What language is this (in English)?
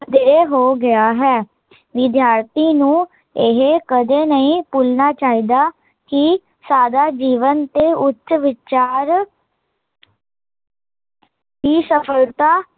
Punjabi